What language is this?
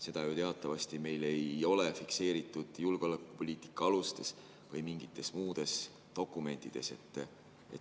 Estonian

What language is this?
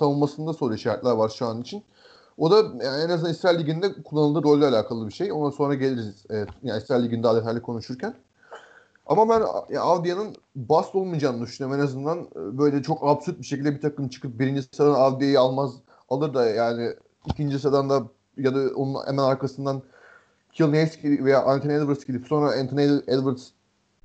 Turkish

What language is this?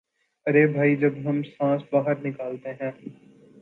Urdu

